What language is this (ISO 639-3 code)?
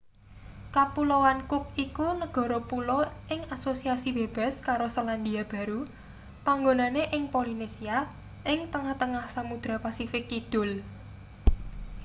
jav